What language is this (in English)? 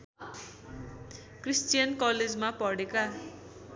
Nepali